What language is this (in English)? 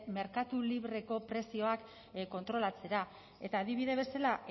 Basque